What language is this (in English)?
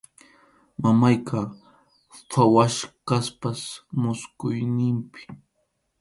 Arequipa-La Unión Quechua